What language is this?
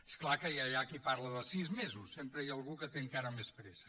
Catalan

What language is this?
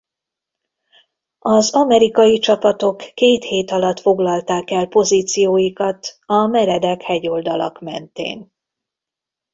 Hungarian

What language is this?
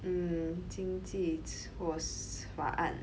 English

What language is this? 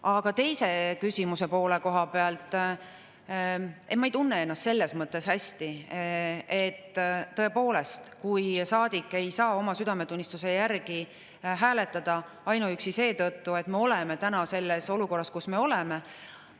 Estonian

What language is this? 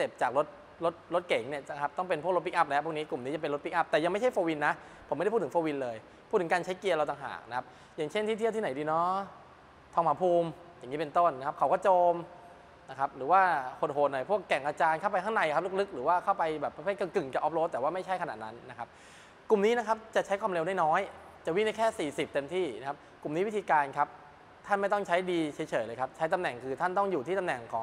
Thai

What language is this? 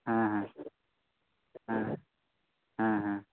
Santali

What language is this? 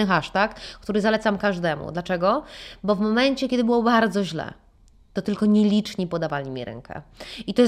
Polish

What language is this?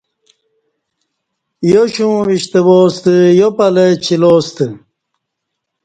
Kati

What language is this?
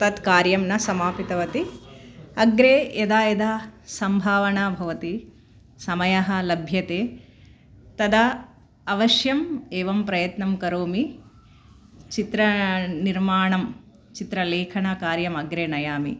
Sanskrit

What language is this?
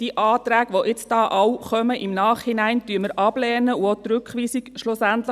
Swiss German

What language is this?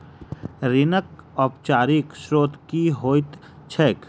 Maithili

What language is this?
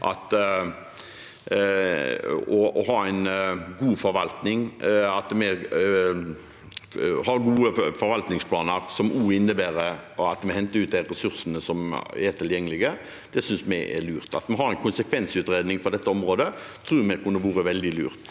Norwegian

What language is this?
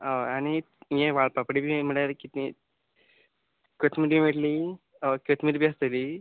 Konkani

